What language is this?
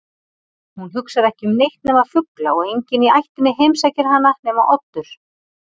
Icelandic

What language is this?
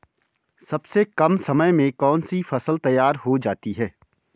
Hindi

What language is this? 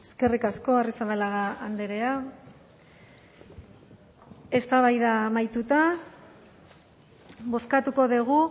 Basque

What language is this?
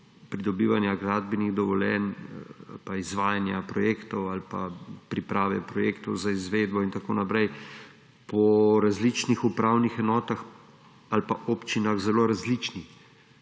Slovenian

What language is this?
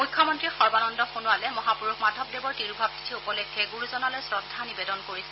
Assamese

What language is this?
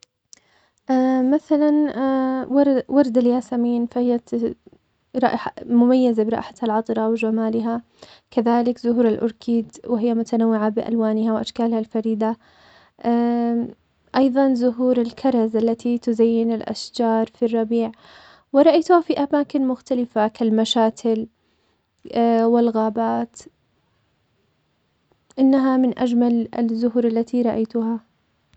Omani Arabic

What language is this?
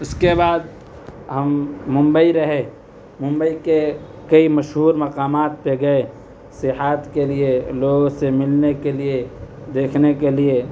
Urdu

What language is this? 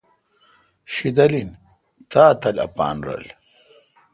Kalkoti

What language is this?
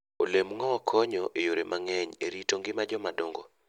Luo (Kenya and Tanzania)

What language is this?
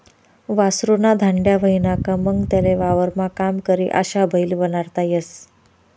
Marathi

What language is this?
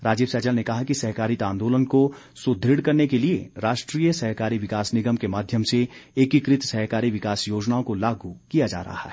Hindi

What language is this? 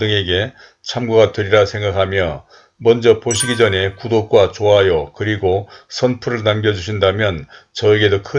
Korean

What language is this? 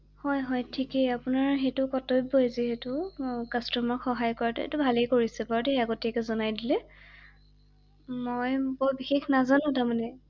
Assamese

